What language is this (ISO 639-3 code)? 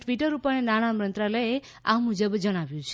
guj